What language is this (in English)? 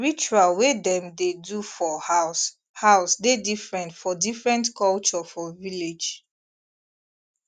Nigerian Pidgin